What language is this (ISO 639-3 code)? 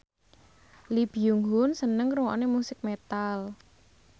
jav